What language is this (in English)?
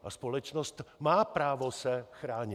Czech